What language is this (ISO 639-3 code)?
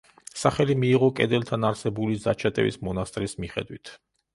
kat